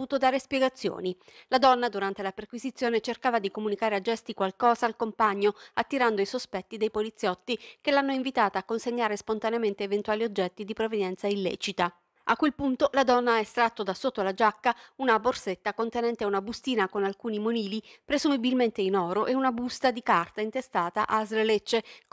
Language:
Italian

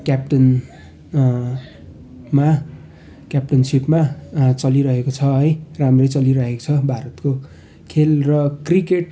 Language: Nepali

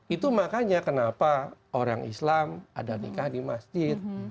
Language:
Indonesian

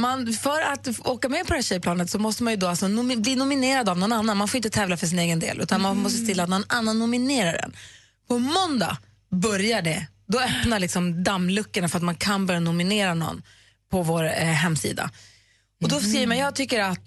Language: Swedish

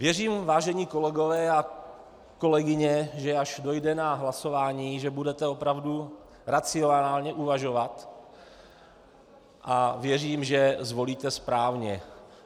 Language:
Czech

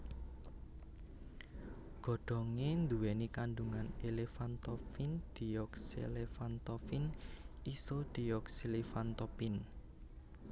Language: Javanese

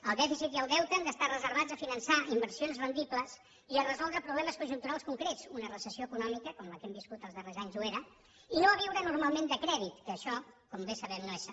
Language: Catalan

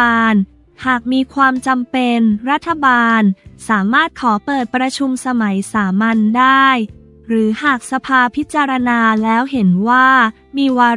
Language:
Thai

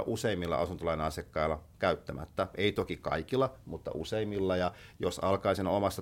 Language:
Finnish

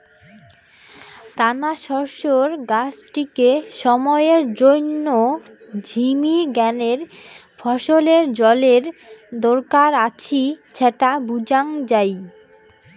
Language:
Bangla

